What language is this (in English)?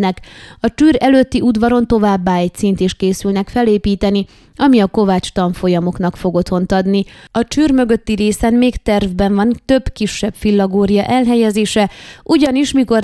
Hungarian